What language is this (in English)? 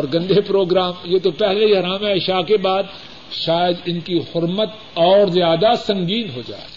Urdu